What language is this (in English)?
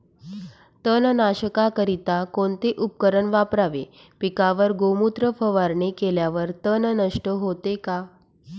Marathi